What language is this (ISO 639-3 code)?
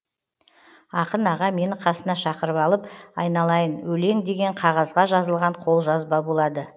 kaz